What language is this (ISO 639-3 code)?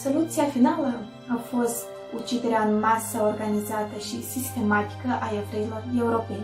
ron